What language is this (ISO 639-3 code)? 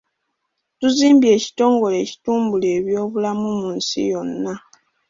lug